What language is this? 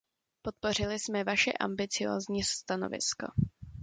Czech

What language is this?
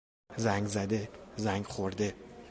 Persian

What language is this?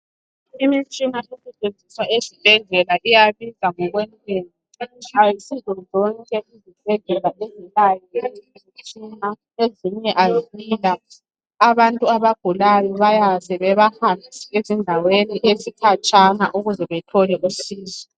North Ndebele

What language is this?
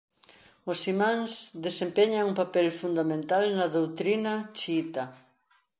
Galician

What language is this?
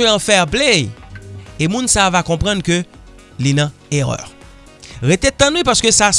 French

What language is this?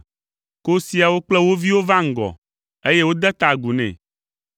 Ewe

